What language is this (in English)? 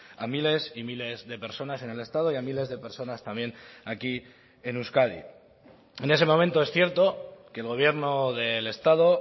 Spanish